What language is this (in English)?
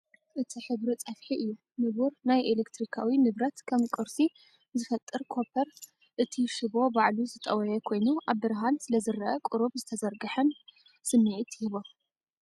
Tigrinya